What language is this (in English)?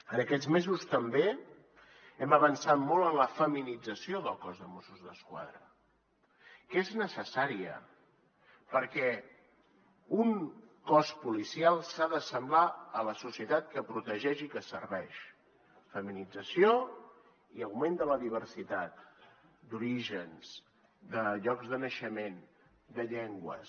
Catalan